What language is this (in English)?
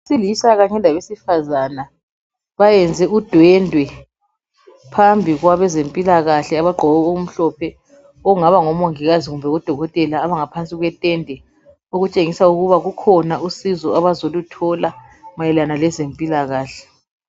North Ndebele